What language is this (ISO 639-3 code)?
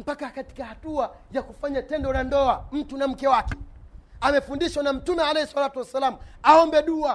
swa